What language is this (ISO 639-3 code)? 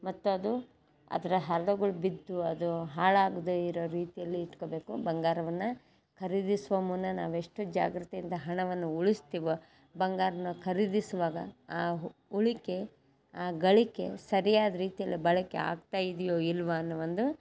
kan